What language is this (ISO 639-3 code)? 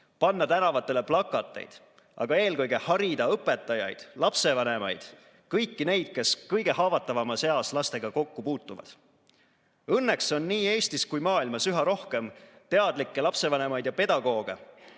est